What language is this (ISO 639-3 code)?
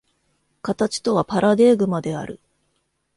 jpn